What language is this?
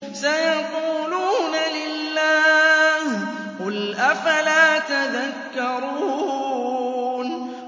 Arabic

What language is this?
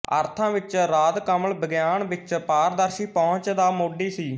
Punjabi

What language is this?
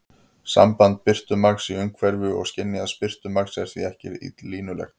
Icelandic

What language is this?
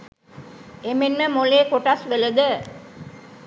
Sinhala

